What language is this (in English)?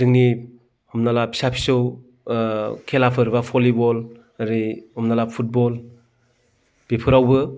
Bodo